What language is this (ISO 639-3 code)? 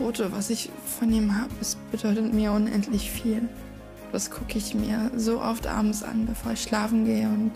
deu